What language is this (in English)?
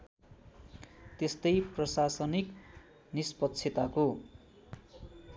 Nepali